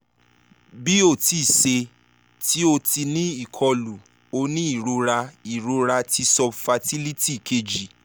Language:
Yoruba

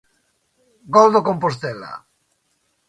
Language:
Galician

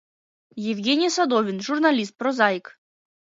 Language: Mari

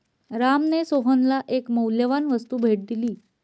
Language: Marathi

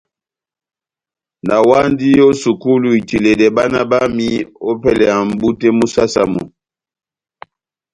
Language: Batanga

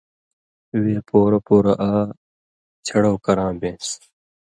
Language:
Indus Kohistani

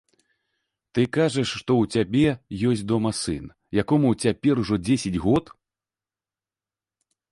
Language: Belarusian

